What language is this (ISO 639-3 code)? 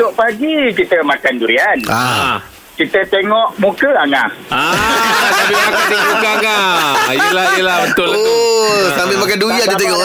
msa